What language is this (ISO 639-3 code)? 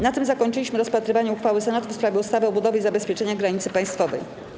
pol